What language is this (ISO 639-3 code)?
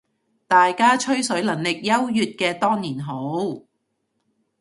yue